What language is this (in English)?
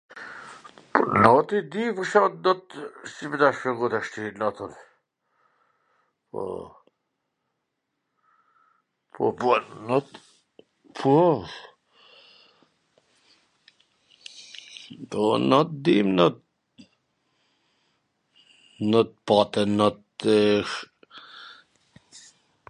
Gheg Albanian